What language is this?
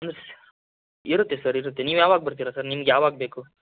Kannada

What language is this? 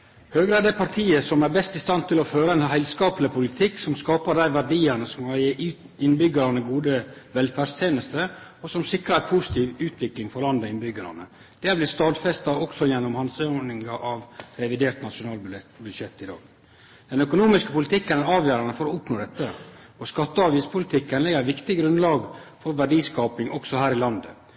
Norwegian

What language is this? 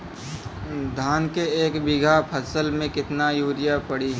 Bhojpuri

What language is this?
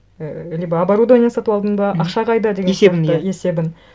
Kazakh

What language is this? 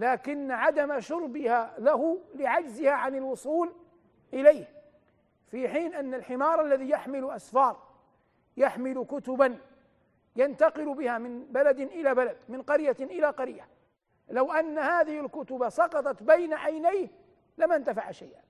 Arabic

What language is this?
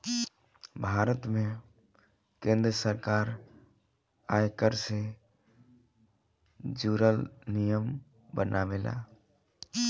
Bhojpuri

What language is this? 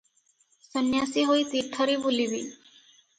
Odia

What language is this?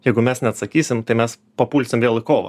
Lithuanian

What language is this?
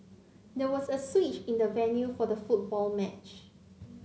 English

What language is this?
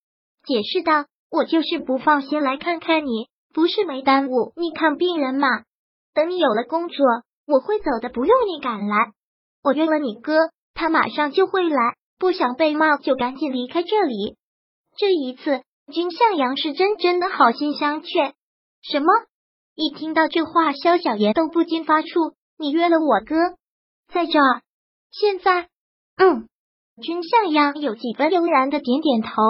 Chinese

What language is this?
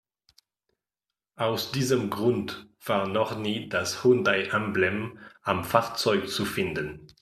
German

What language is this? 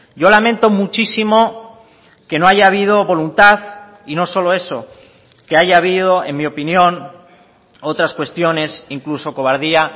Spanish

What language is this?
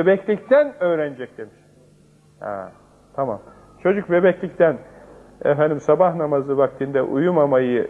Turkish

